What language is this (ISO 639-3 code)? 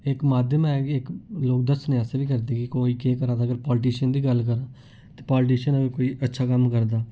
doi